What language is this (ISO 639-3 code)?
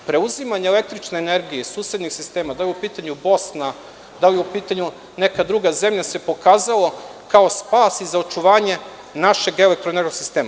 srp